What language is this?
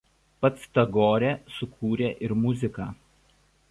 Lithuanian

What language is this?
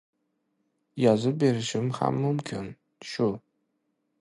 Uzbek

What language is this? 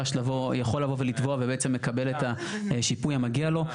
Hebrew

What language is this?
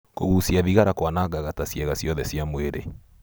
Kikuyu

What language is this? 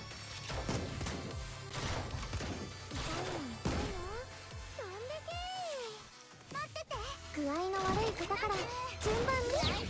Japanese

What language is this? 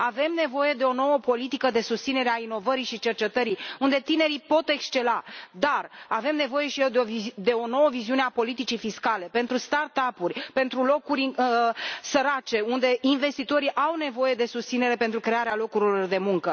Romanian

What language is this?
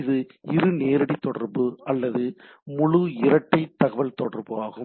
Tamil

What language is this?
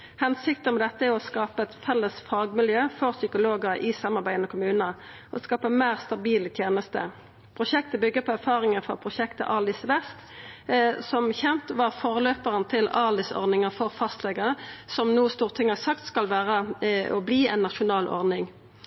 Norwegian Nynorsk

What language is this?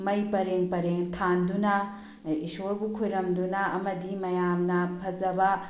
Manipuri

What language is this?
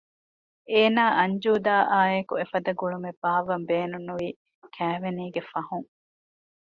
Divehi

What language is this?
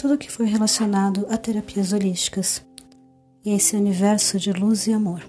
Portuguese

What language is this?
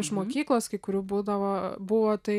Lithuanian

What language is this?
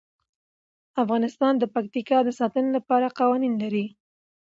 Pashto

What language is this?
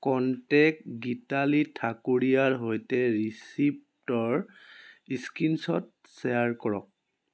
Assamese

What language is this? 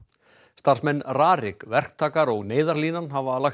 Icelandic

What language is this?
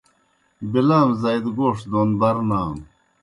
Kohistani Shina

